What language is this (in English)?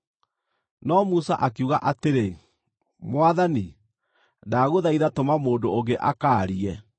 Kikuyu